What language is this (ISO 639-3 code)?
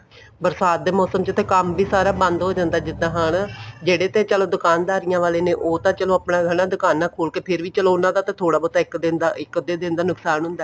pan